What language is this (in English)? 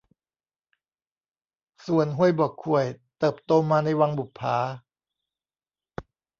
Thai